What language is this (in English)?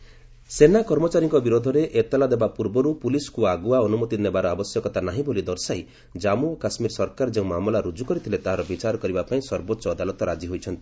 Odia